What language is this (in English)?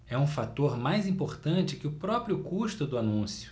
Portuguese